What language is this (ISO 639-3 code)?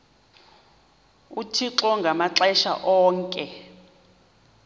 xho